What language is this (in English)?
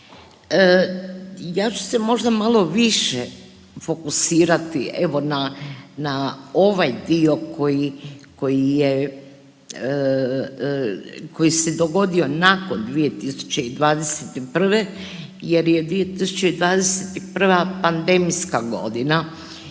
Croatian